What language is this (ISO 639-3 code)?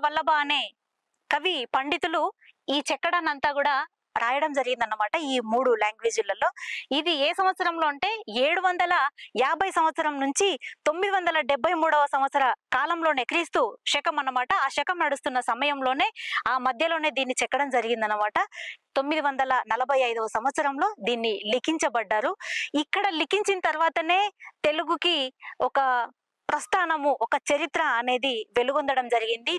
tel